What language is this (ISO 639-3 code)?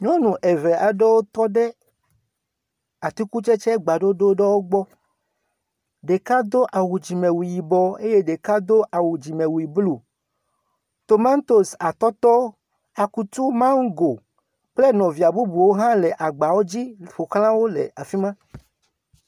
ewe